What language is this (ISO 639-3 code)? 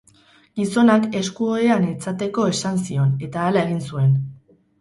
eus